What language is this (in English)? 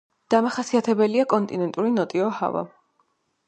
Georgian